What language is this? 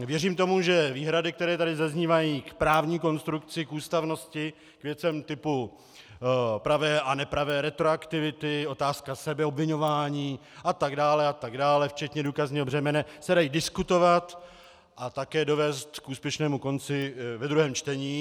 Czech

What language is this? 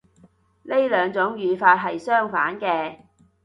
Cantonese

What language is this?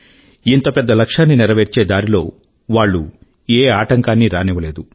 Telugu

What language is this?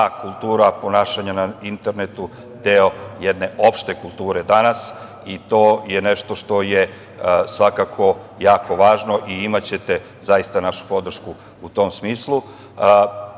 Serbian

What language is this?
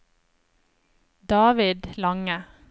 Norwegian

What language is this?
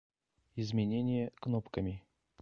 Russian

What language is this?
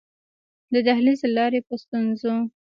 Pashto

